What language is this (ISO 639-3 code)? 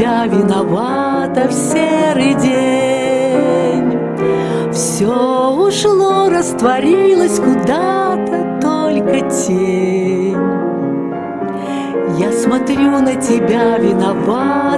rus